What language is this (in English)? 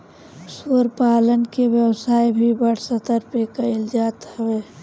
Bhojpuri